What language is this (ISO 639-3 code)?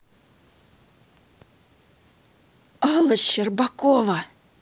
rus